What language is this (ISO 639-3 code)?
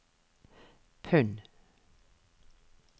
nor